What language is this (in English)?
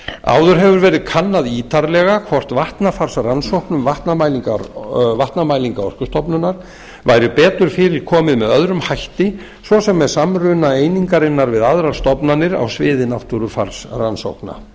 Icelandic